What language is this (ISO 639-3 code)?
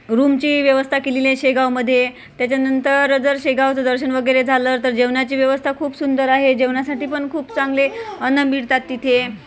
mar